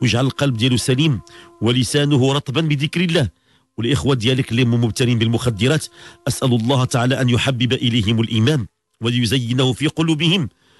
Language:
Arabic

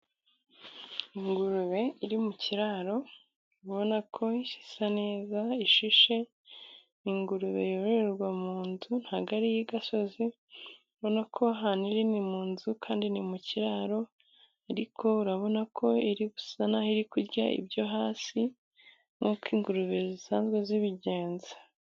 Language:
Kinyarwanda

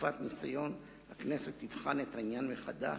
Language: Hebrew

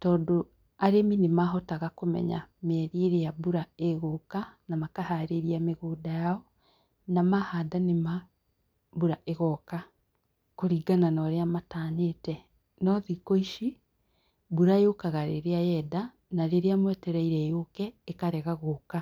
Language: Kikuyu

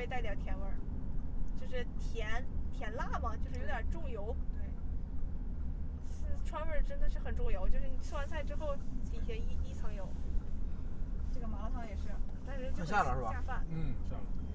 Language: Chinese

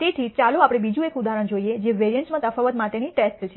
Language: Gujarati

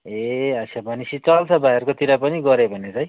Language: Nepali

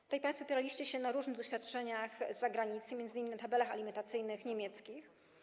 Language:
Polish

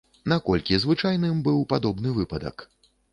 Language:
Belarusian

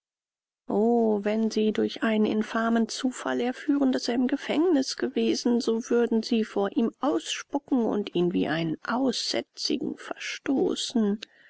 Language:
German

